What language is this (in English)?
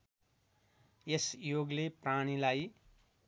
Nepali